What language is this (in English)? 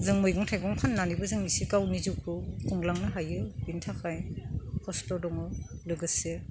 Bodo